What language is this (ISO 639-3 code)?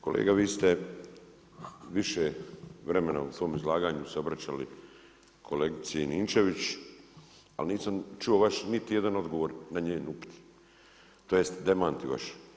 hrv